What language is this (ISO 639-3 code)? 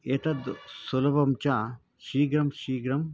san